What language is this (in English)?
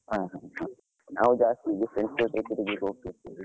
Kannada